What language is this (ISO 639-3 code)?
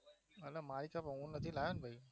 guj